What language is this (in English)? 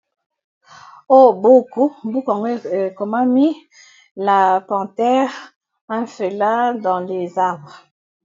Lingala